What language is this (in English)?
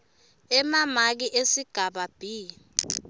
Swati